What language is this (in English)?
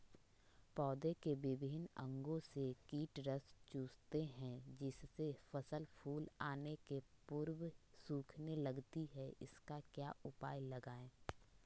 Magahi